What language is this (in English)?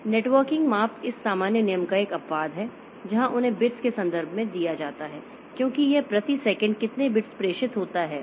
Hindi